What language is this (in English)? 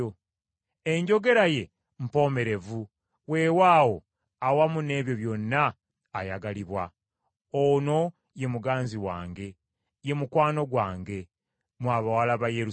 Ganda